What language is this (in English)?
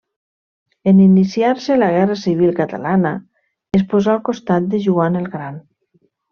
Catalan